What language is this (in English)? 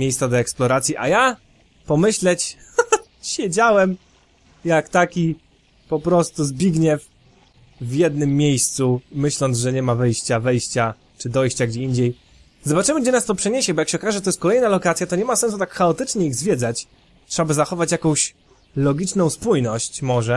Polish